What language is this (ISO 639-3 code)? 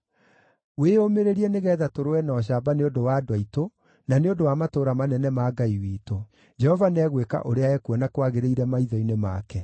kik